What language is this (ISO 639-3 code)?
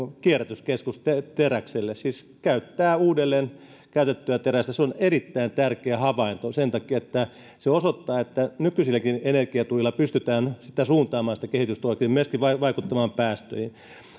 fin